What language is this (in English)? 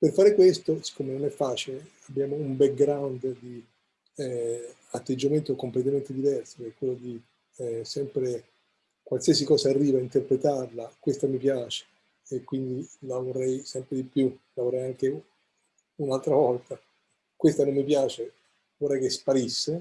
Italian